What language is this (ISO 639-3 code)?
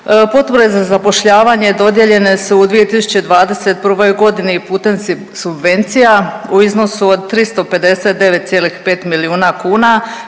hrv